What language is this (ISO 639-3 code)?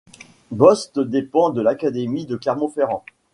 fra